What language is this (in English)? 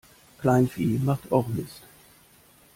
German